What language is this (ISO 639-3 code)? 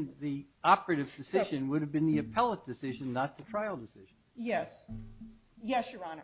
eng